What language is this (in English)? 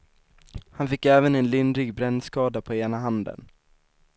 Swedish